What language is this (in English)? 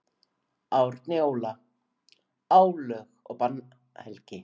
Icelandic